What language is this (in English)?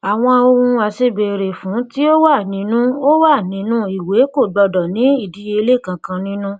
Yoruba